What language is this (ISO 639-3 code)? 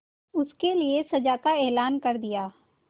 hin